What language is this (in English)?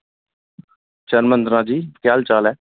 Dogri